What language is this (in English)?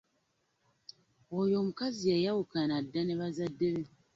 Ganda